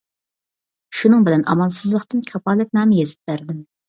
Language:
Uyghur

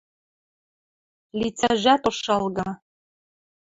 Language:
Western Mari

